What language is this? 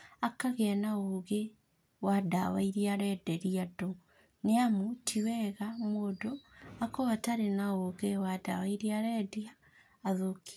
Kikuyu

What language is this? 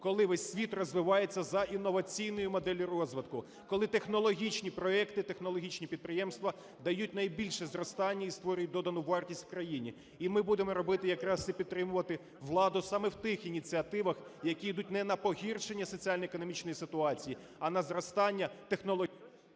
Ukrainian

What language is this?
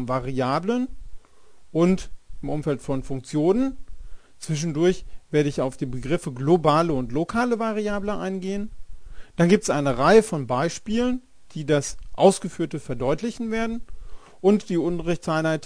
German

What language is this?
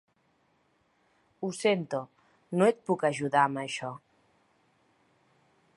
Catalan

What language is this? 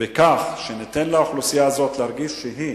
Hebrew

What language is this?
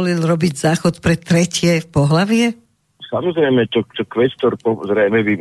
Slovak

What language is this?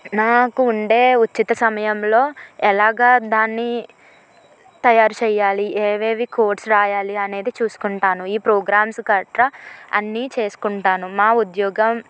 Telugu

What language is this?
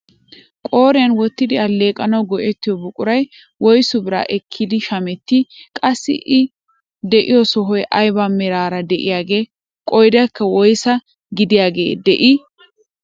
Wolaytta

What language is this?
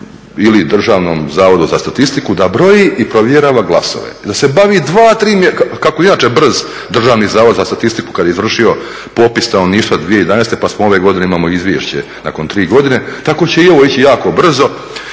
Croatian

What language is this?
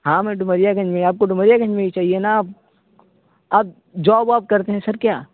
Urdu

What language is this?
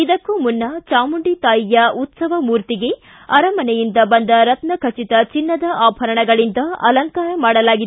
Kannada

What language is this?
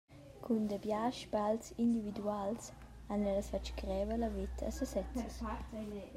Romansh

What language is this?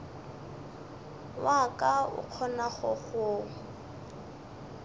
Northern Sotho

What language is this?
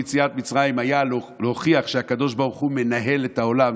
Hebrew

